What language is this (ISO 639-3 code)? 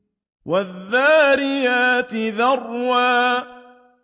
ara